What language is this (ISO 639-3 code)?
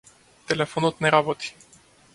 mkd